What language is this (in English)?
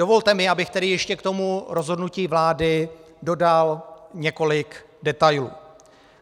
Czech